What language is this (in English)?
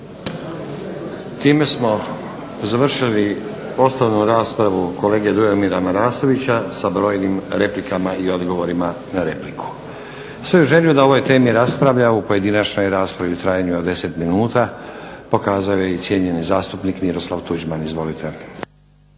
Croatian